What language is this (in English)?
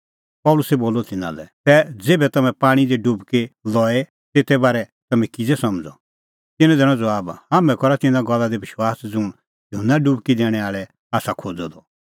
Kullu Pahari